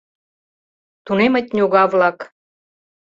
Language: Mari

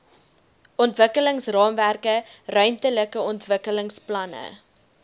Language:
Afrikaans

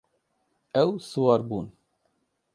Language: Kurdish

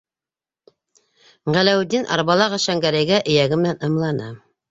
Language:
Bashkir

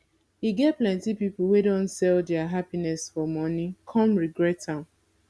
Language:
Nigerian Pidgin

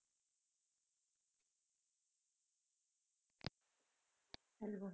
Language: Punjabi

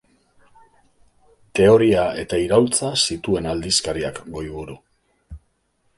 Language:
Basque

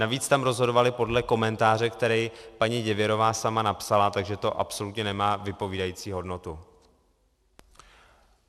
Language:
Czech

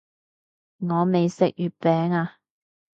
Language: Cantonese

